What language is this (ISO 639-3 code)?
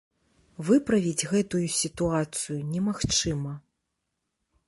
bel